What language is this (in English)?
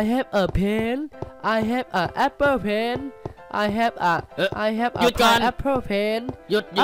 Thai